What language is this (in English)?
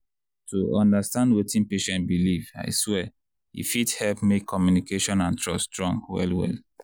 Nigerian Pidgin